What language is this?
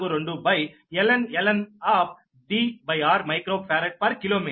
Telugu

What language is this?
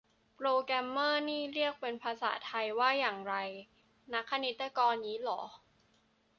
Thai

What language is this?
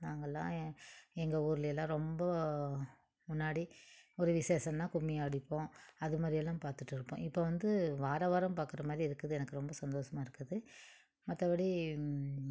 Tamil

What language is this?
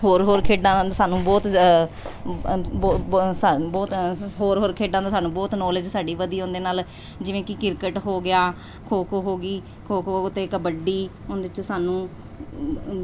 Punjabi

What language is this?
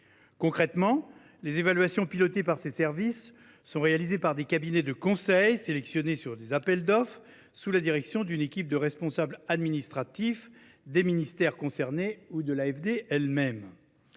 French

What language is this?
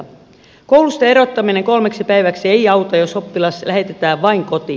Finnish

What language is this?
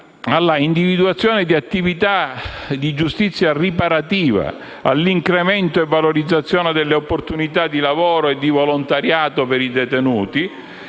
Italian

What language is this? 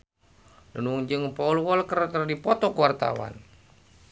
Sundanese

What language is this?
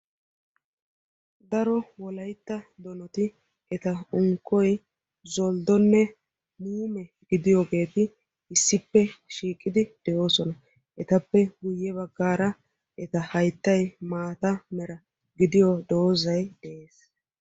Wolaytta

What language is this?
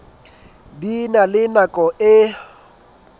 Southern Sotho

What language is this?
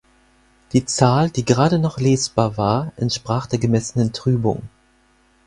German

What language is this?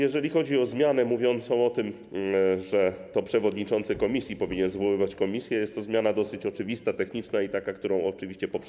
Polish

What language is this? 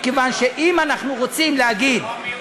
Hebrew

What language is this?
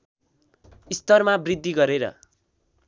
Nepali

